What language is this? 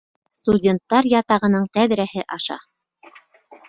Bashkir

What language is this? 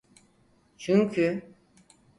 Turkish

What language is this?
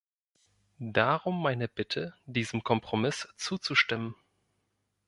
German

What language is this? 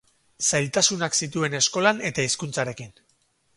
Basque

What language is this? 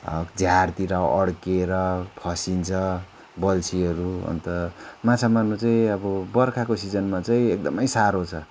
Nepali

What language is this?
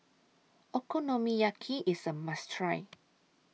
English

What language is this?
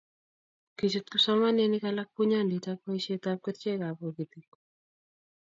Kalenjin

